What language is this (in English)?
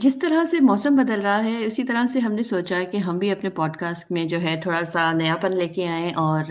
Urdu